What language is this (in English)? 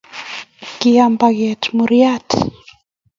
Kalenjin